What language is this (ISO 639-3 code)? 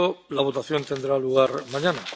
spa